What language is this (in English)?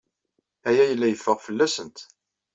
Kabyle